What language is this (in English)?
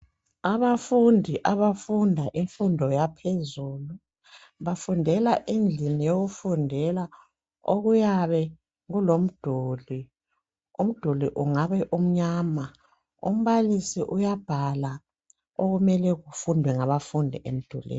North Ndebele